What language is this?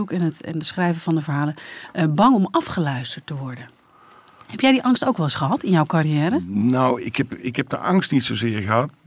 Dutch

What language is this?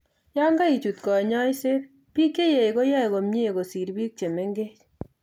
Kalenjin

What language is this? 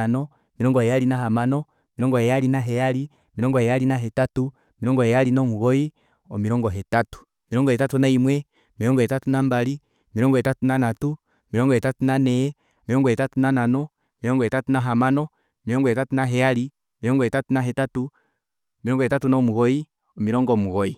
Kuanyama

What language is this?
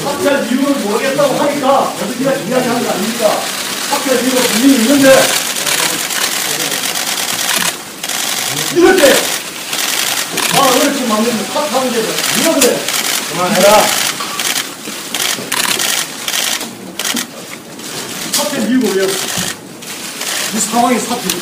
Korean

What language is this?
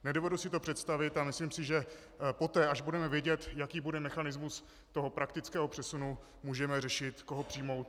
Czech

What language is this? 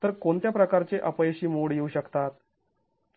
Marathi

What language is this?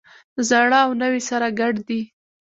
Pashto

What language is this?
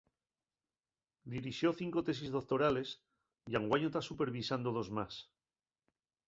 Asturian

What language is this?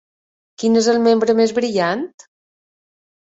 Catalan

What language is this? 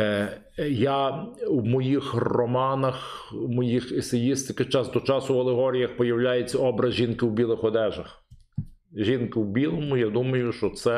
Ukrainian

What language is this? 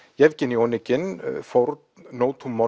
Icelandic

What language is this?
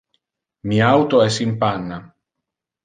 Interlingua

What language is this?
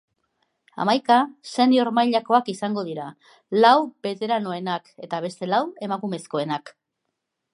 Basque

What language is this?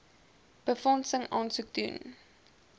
Afrikaans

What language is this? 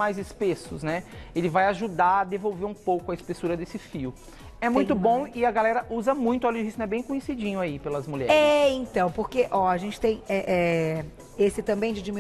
Portuguese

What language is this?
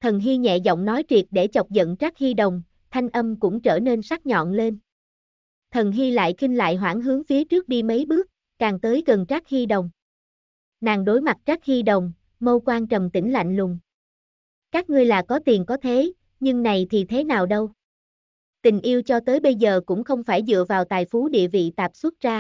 Vietnamese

